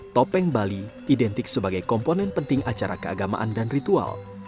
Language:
Indonesian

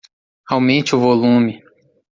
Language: Portuguese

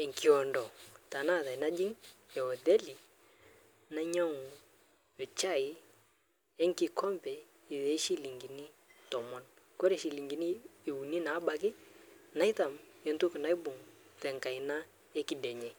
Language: Masai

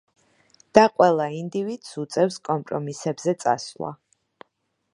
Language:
Georgian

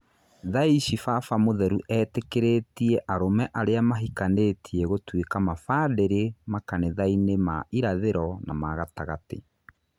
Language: Kikuyu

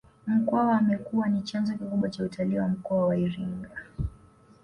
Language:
Swahili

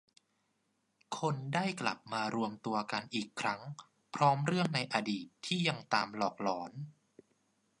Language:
Thai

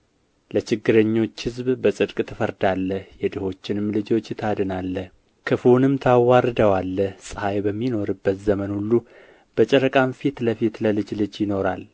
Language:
Amharic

